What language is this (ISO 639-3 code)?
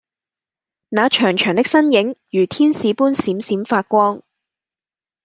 yue